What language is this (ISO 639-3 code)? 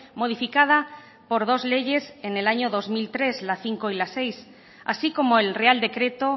spa